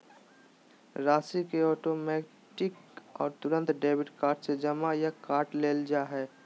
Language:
Magahi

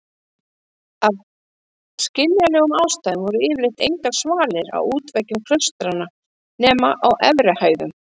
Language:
Icelandic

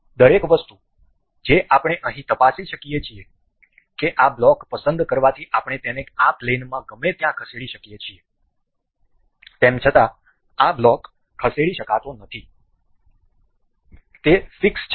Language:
Gujarati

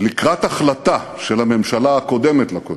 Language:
Hebrew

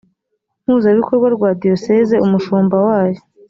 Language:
Kinyarwanda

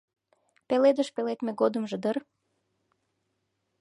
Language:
Mari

